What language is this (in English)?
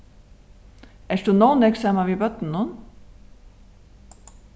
Faroese